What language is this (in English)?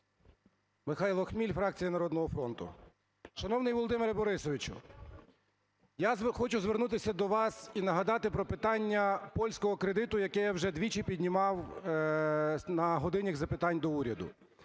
Ukrainian